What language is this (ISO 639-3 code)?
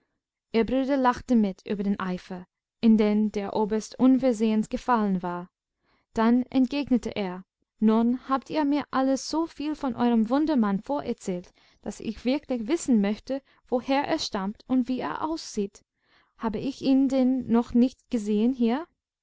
deu